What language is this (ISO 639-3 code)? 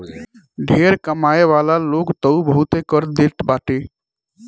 bho